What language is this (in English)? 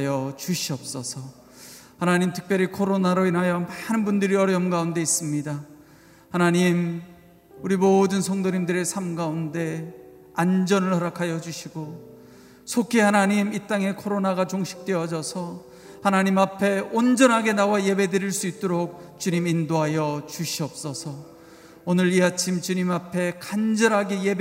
Korean